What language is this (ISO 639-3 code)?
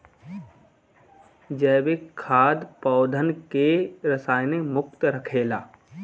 bho